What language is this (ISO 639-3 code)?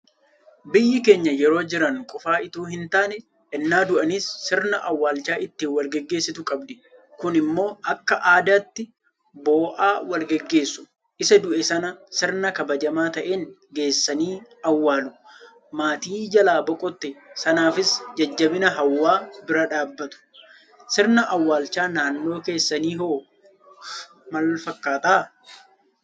orm